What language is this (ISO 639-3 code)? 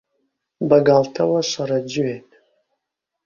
ckb